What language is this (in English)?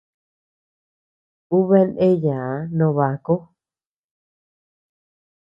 Tepeuxila Cuicatec